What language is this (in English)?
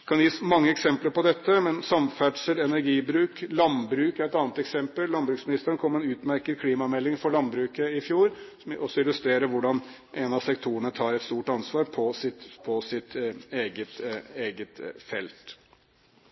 Norwegian Bokmål